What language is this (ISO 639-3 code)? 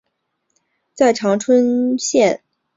zho